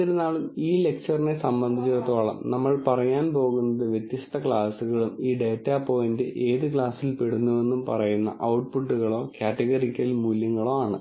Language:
Malayalam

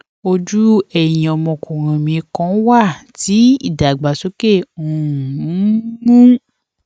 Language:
Yoruba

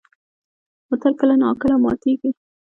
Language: Pashto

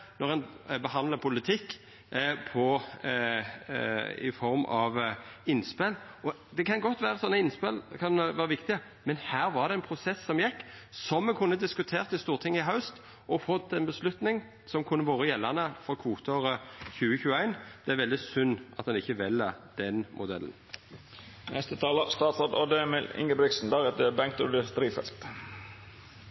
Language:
Norwegian Nynorsk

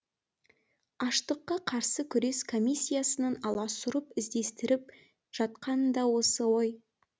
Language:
Kazakh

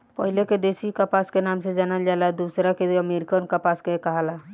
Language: Bhojpuri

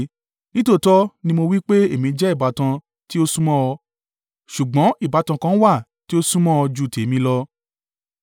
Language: Yoruba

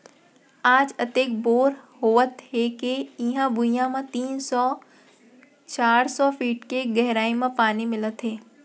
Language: Chhattisgarhi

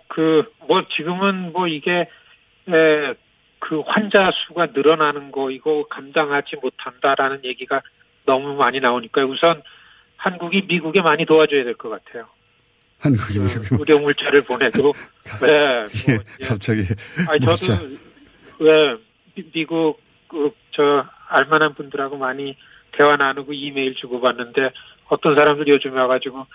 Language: Korean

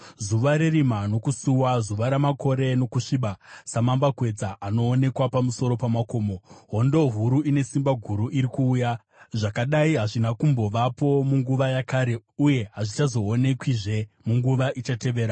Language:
Shona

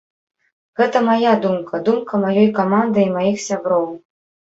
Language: Belarusian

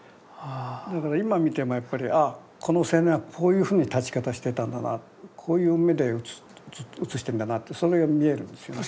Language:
Japanese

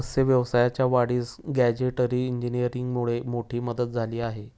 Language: Marathi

